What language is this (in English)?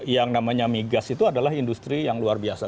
Indonesian